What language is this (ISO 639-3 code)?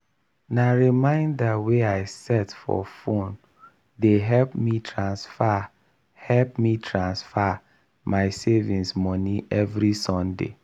pcm